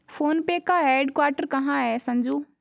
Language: Hindi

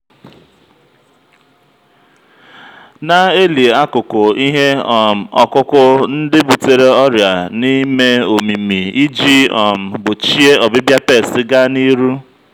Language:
Igbo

